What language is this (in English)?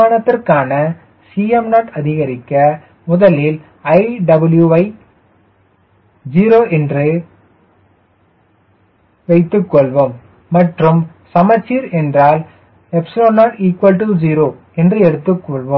Tamil